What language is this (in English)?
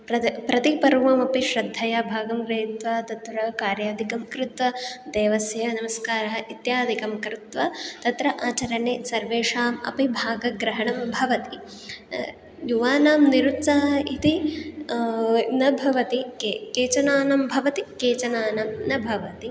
Sanskrit